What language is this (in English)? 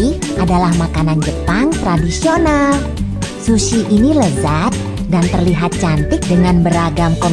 Indonesian